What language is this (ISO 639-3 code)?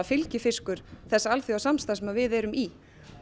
isl